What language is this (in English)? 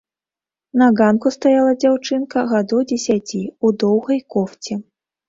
Belarusian